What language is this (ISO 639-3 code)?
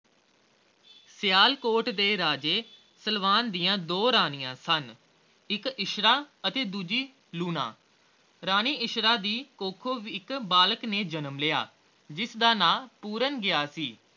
pan